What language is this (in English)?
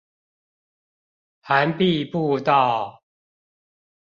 Chinese